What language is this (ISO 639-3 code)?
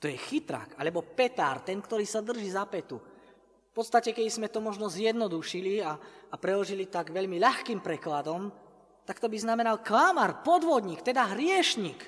slk